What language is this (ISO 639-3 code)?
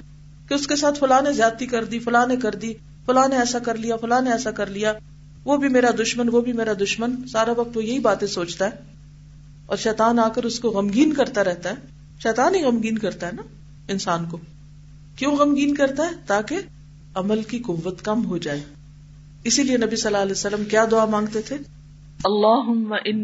urd